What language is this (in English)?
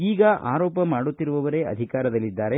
Kannada